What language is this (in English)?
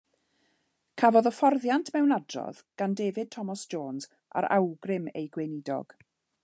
Welsh